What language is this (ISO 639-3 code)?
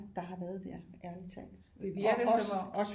dan